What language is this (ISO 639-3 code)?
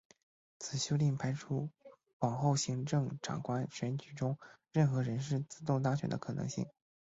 zho